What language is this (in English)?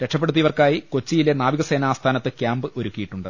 Malayalam